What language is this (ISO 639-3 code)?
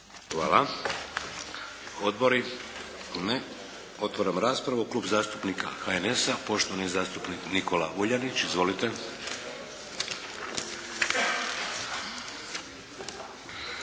hrv